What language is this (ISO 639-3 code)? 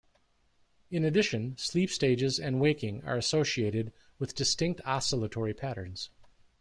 eng